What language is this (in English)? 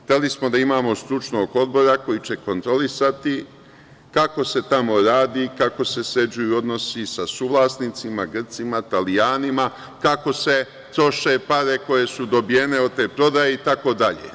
Serbian